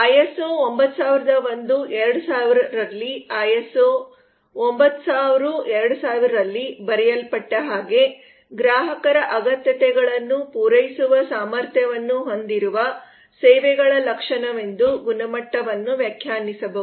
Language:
Kannada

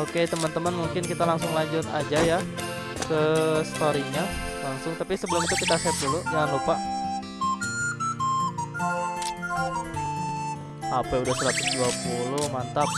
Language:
Indonesian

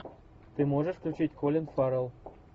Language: Russian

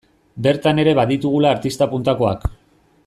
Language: Basque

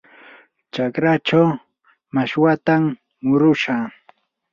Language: Yanahuanca Pasco Quechua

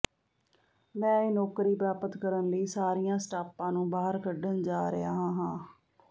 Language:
Punjabi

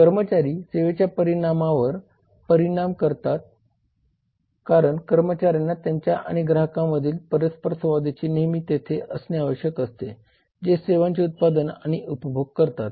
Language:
Marathi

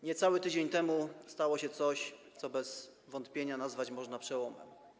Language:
Polish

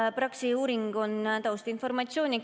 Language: Estonian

